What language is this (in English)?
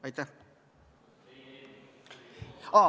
Estonian